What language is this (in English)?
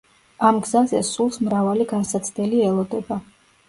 Georgian